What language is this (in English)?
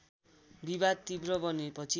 Nepali